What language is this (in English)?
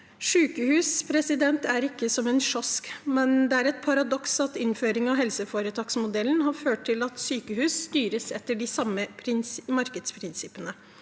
Norwegian